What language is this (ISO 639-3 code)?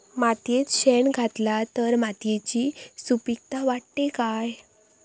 mar